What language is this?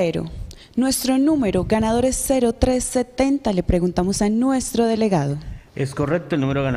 Spanish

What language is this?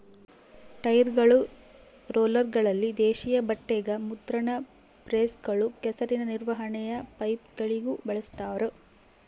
Kannada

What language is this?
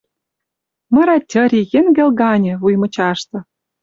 Western Mari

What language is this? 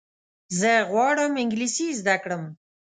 Pashto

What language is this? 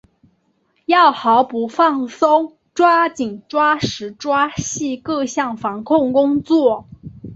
Chinese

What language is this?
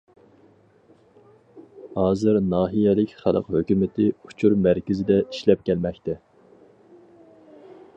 Uyghur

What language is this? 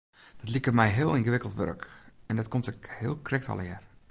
Western Frisian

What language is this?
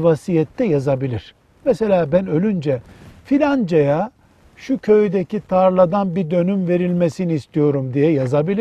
Turkish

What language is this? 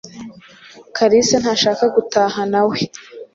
Kinyarwanda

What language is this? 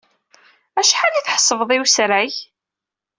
Kabyle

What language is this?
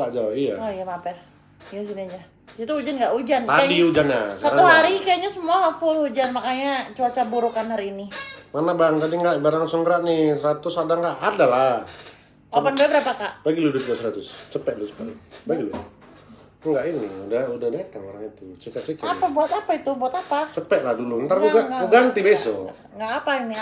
Indonesian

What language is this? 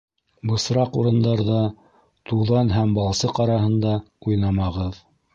Bashkir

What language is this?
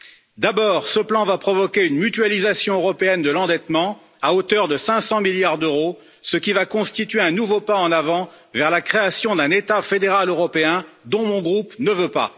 French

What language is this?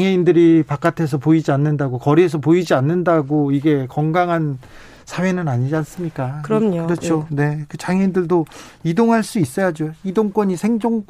Korean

